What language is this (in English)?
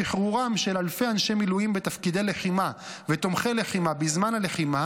Hebrew